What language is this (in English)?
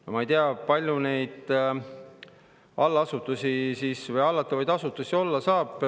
Estonian